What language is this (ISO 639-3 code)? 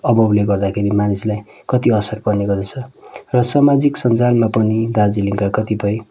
nep